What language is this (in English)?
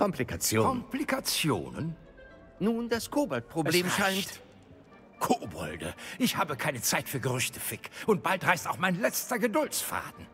German